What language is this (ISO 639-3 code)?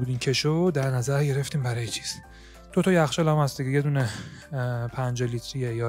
fas